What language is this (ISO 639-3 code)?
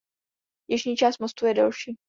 ces